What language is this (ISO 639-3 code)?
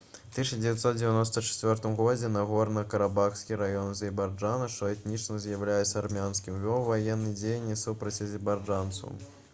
bel